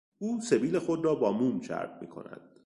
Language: Persian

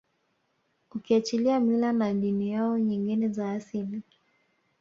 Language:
Swahili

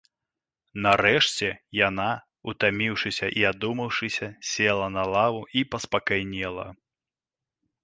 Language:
Belarusian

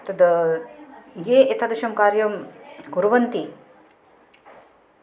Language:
Sanskrit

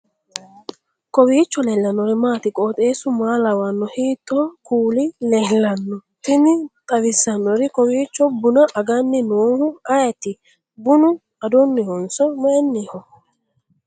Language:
Sidamo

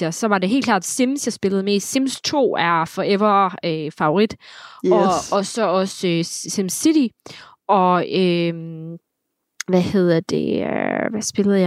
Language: Danish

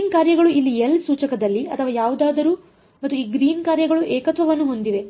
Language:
Kannada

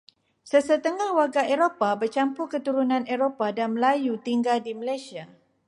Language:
Malay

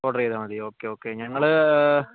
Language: Malayalam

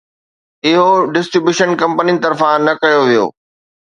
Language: Sindhi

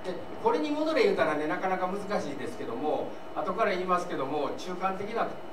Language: Japanese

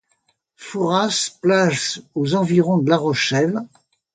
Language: French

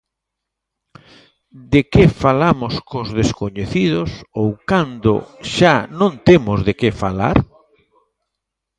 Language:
Galician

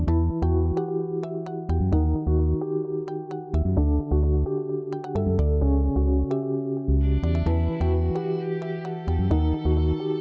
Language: Indonesian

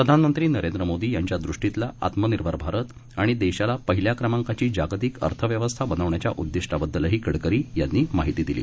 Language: Marathi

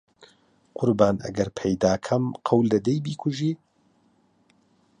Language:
Central Kurdish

